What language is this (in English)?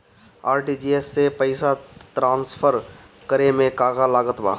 Bhojpuri